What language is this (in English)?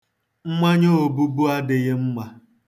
Igbo